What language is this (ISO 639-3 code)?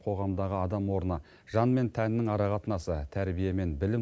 kaz